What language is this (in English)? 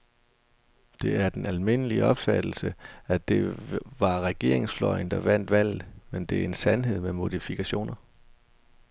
Danish